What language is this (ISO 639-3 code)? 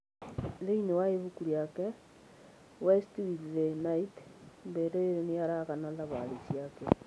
kik